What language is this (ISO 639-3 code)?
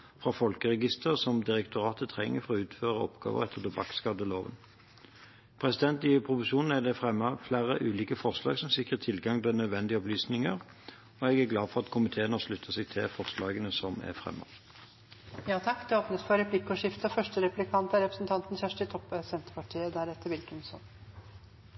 nor